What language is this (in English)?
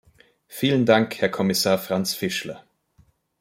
German